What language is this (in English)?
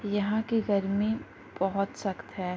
Urdu